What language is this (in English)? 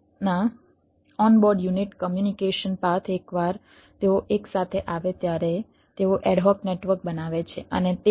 Gujarati